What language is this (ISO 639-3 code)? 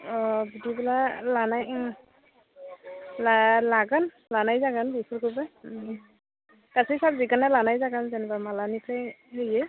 brx